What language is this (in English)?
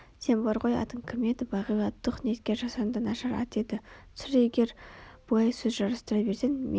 Kazakh